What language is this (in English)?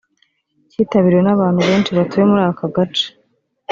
Kinyarwanda